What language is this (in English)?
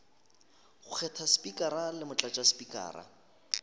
Northern Sotho